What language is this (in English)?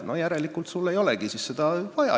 Estonian